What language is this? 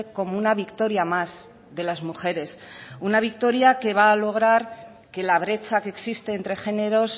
Spanish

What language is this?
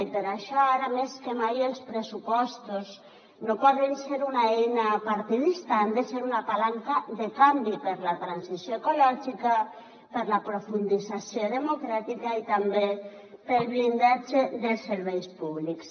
Catalan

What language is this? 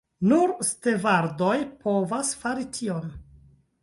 Esperanto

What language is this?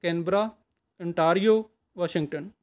Punjabi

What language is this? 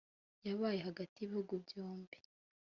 Kinyarwanda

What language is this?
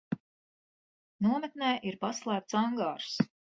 Latvian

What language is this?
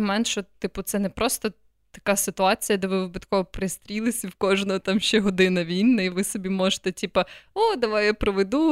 Ukrainian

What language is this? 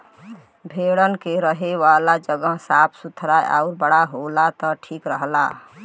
Bhojpuri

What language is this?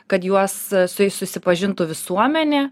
Lithuanian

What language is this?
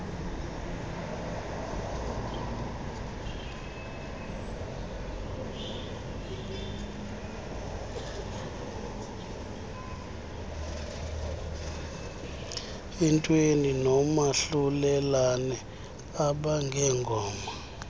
Xhosa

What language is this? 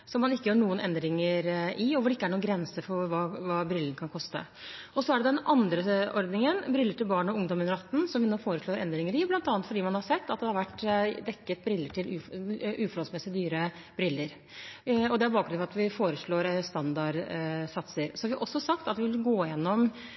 Norwegian Bokmål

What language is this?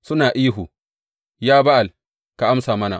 Hausa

